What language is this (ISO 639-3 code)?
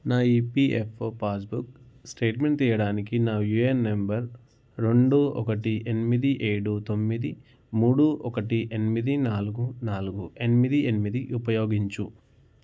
tel